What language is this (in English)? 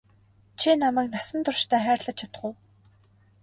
Mongolian